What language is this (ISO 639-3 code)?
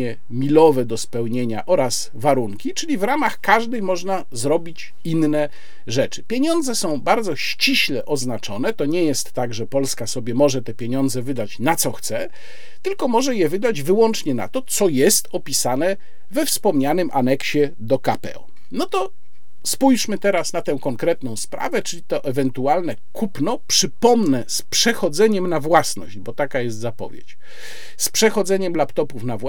pol